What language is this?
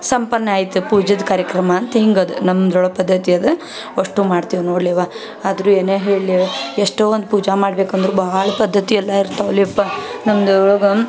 Kannada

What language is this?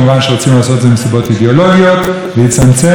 Hebrew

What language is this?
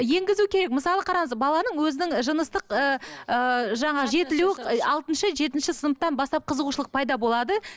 Kazakh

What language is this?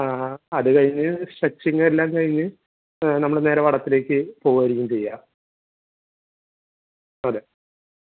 Malayalam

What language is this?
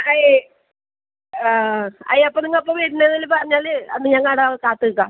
Malayalam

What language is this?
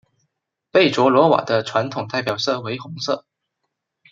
Chinese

